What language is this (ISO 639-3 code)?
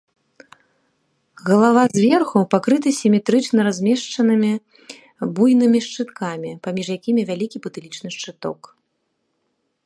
bel